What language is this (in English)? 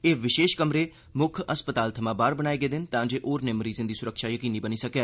Dogri